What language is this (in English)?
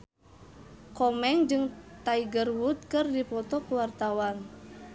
Sundanese